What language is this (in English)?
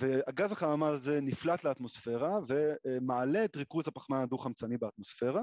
Hebrew